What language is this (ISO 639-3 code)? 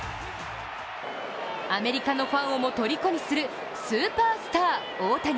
jpn